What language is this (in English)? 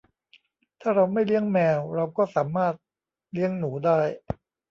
Thai